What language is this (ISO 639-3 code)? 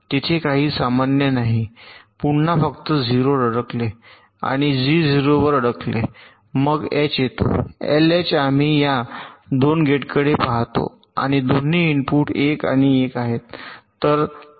mar